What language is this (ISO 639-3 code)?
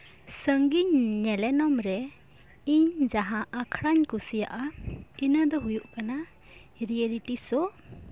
sat